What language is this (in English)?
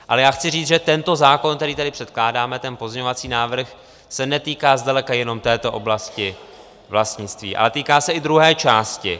Czech